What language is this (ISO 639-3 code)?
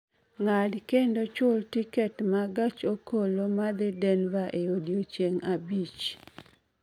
luo